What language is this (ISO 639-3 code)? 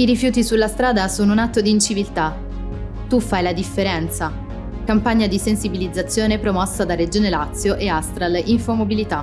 ita